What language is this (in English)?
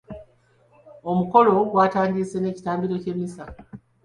Ganda